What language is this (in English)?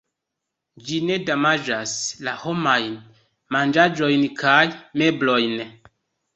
Esperanto